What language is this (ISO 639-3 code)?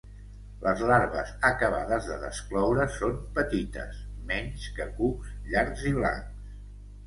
cat